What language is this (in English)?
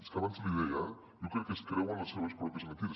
Catalan